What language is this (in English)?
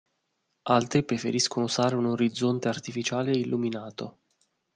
Italian